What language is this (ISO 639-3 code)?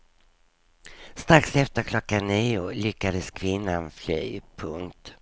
swe